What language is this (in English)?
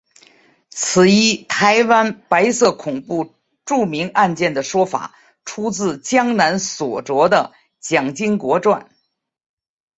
Chinese